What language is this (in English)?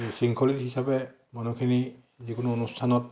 Assamese